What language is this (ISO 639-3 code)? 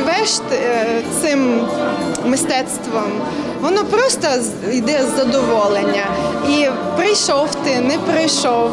ukr